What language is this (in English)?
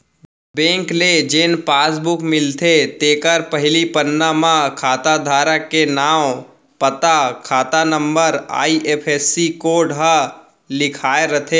Chhattisgarhi